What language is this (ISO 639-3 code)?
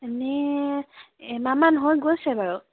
asm